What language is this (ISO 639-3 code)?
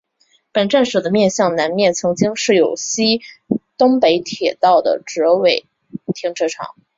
zho